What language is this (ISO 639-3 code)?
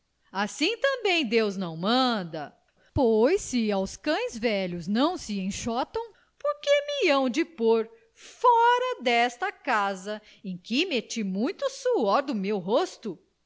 por